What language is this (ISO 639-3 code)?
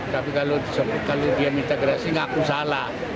ind